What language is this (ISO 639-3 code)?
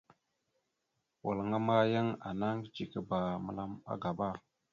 mxu